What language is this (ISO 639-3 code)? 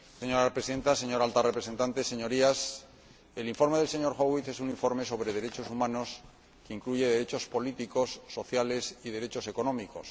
spa